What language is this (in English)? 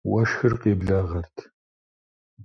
Kabardian